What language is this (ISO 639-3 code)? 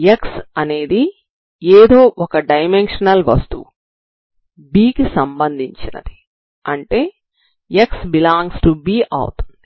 tel